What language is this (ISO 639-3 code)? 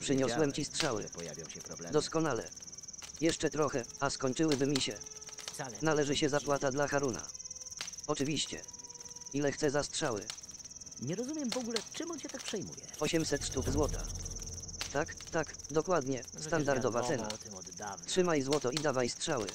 pol